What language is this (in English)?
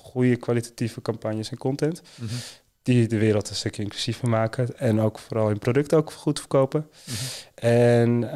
Dutch